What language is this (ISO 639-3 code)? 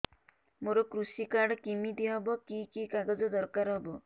ori